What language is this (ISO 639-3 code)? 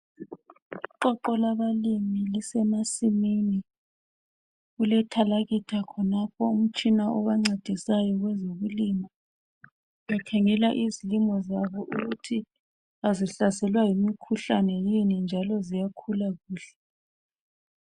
nde